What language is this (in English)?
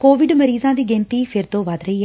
Punjabi